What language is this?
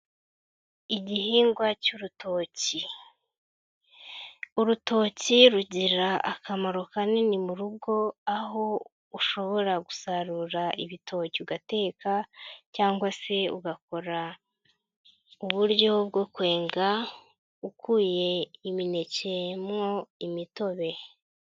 Kinyarwanda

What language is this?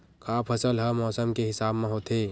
Chhattisgarhi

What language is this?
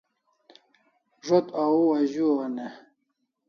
Kalasha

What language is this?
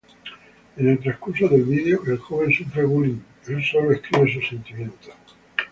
Spanish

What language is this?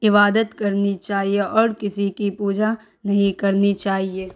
Urdu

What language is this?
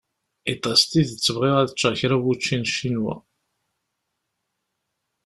Kabyle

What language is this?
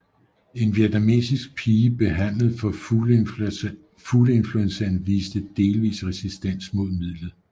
Danish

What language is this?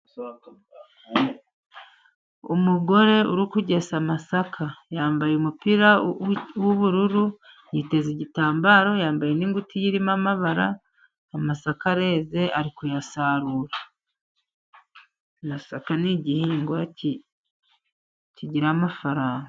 Kinyarwanda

